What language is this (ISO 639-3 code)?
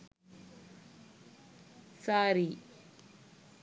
sin